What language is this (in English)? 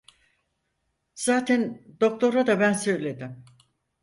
Turkish